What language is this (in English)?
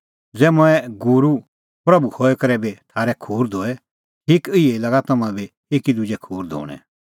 Kullu Pahari